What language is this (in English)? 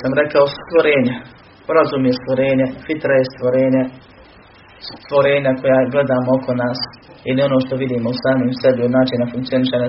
Croatian